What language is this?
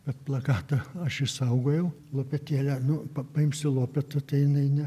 Lithuanian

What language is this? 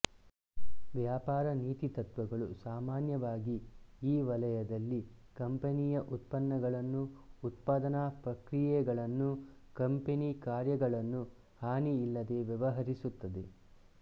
Kannada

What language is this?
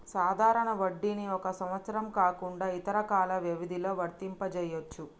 Telugu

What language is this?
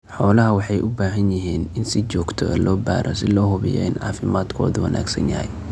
Somali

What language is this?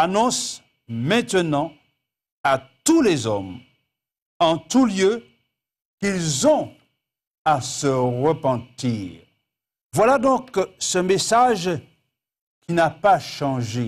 French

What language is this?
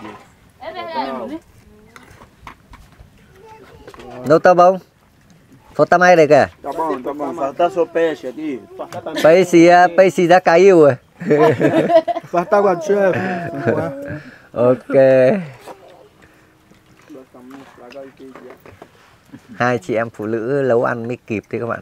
Vietnamese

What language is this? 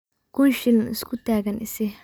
Somali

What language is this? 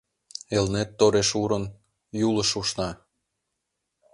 Mari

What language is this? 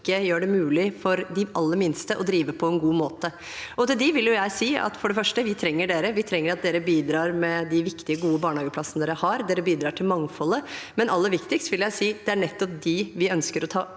Norwegian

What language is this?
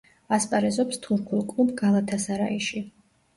Georgian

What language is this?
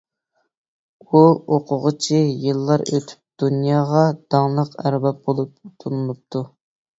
Uyghur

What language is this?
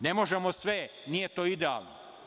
Serbian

